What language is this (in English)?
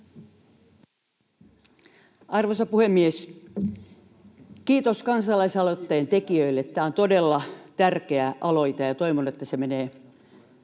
Finnish